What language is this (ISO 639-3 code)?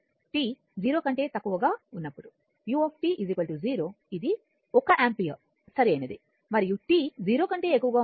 tel